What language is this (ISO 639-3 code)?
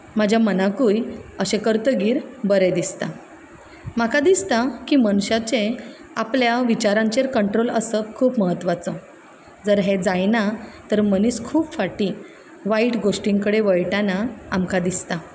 kok